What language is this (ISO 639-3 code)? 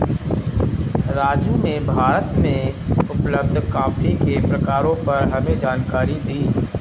hin